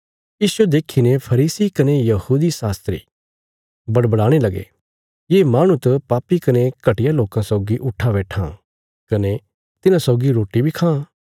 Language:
Bilaspuri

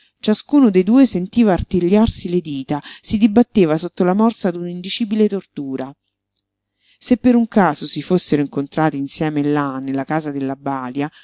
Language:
Italian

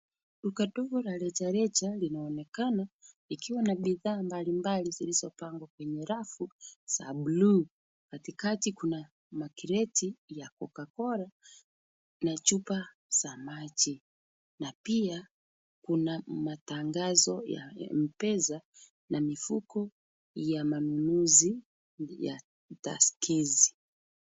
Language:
Swahili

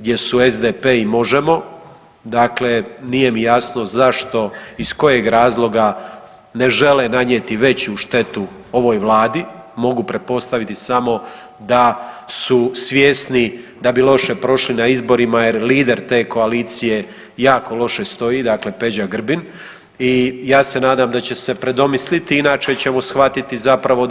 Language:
Croatian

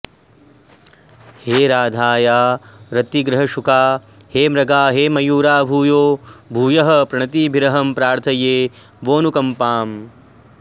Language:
Sanskrit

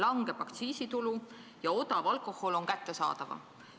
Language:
Estonian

